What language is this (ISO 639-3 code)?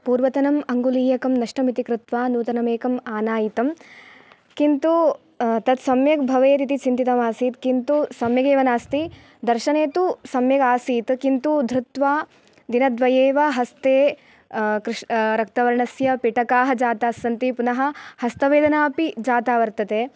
san